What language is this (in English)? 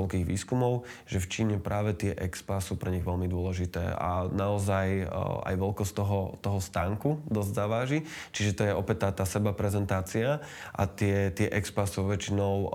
Slovak